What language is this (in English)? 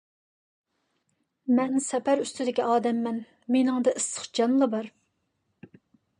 Uyghur